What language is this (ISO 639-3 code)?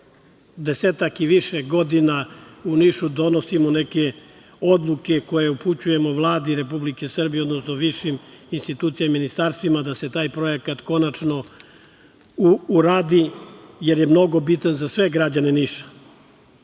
srp